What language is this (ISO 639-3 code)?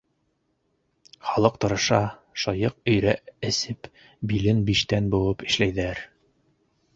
bak